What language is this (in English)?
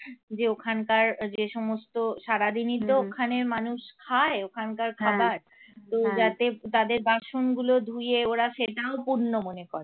Bangla